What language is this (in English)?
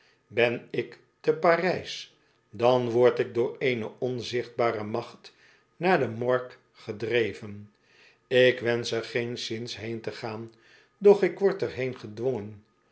Dutch